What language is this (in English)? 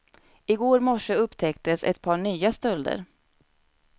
Swedish